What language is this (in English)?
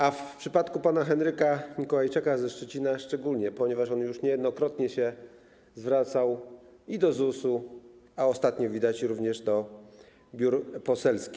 Polish